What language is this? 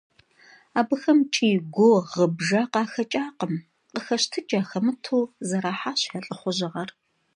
Kabardian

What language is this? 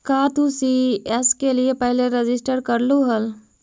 Magahi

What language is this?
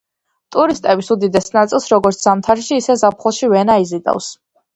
Georgian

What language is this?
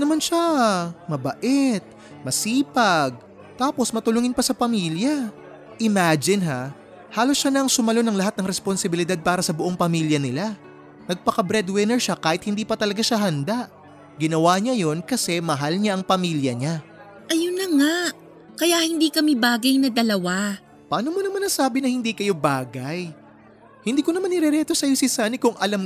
Filipino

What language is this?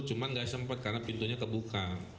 Indonesian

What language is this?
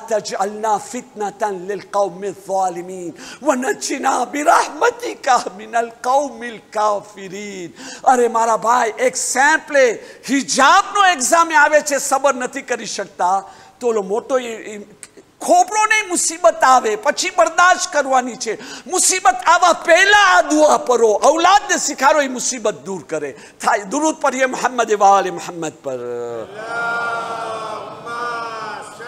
Arabic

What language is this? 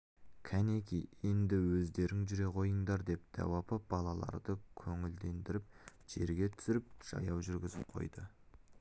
Kazakh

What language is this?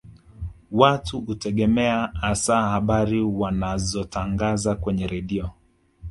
Swahili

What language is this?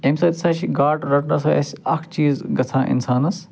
Kashmiri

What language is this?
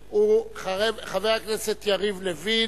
Hebrew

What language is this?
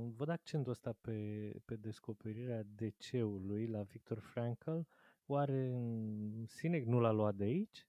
Romanian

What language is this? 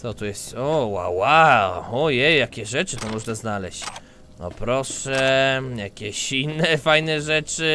Polish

